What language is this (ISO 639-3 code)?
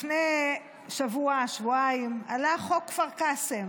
heb